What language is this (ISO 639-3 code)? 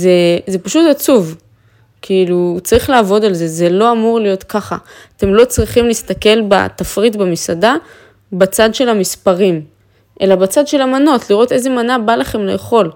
heb